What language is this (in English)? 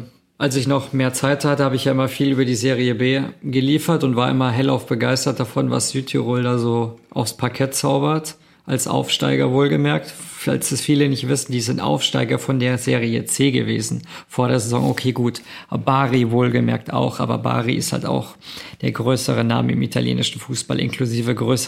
German